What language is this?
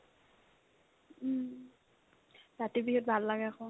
Assamese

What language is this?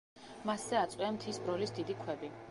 Georgian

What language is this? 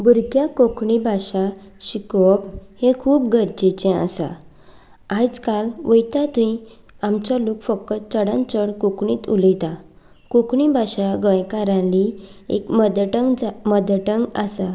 Konkani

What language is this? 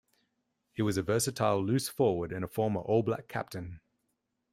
English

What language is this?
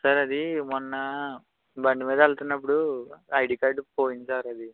Telugu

